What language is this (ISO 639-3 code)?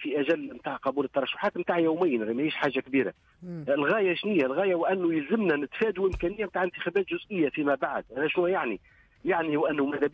ara